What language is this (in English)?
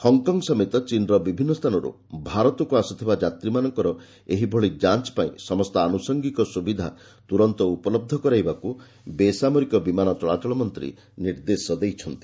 Odia